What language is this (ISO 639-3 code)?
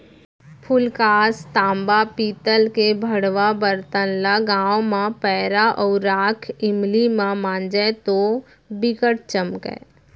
hne